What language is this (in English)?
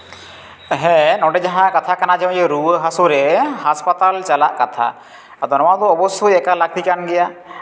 Santali